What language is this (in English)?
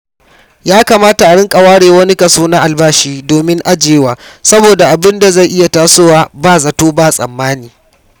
Hausa